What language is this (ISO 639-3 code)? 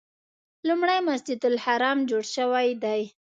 pus